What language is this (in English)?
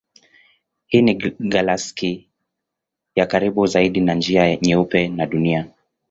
Swahili